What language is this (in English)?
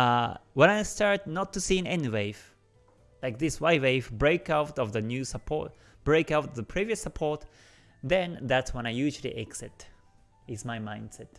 English